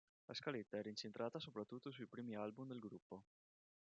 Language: Italian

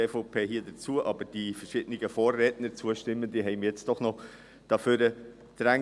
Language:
Swiss German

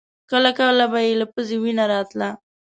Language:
Pashto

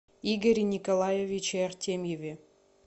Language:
Russian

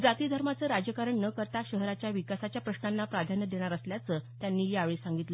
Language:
Marathi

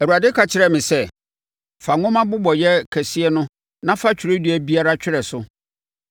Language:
Akan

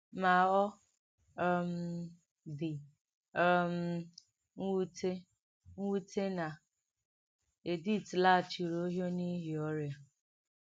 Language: Igbo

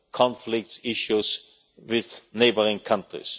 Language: English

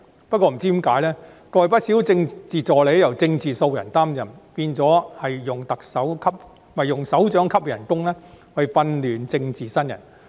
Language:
Cantonese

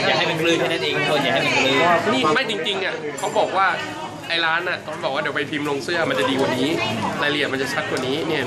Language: Thai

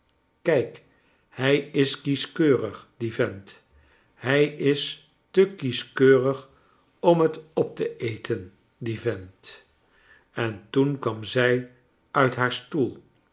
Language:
Dutch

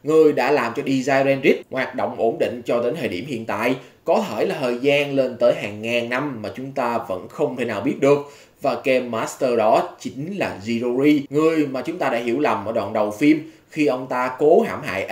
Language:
Vietnamese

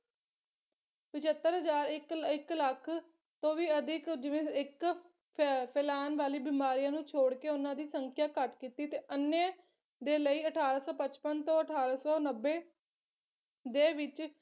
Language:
Punjabi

